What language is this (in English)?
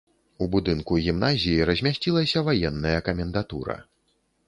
Belarusian